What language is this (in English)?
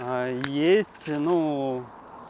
Russian